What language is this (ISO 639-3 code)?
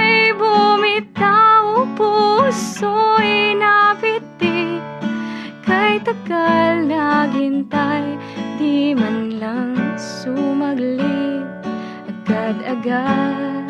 fil